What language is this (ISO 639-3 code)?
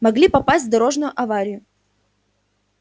rus